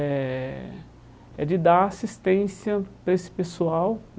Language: Portuguese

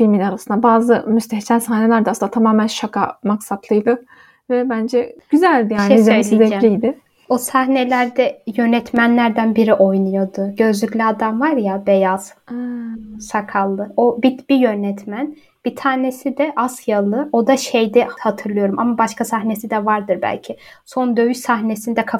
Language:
Turkish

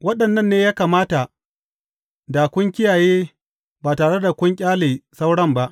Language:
Hausa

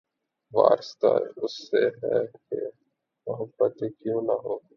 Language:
Urdu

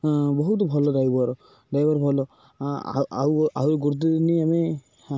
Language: Odia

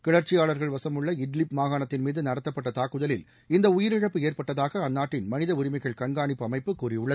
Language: Tamil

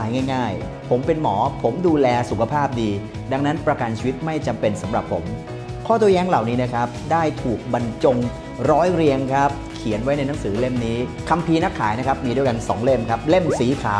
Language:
Thai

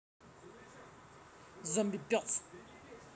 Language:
Russian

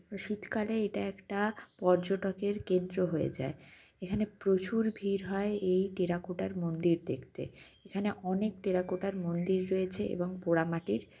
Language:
Bangla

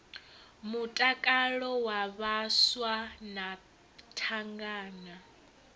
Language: Venda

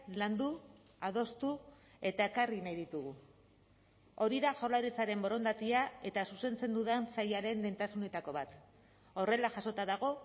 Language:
Basque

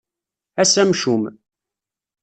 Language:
Kabyle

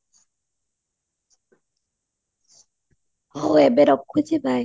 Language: Odia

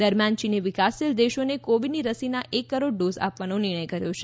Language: Gujarati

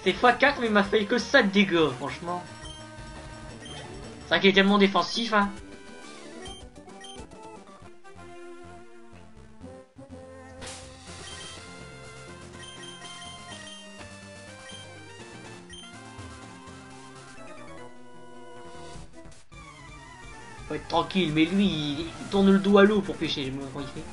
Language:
French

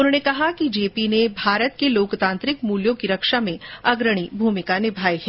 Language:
Hindi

